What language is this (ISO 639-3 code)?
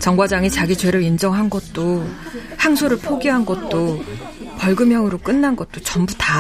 kor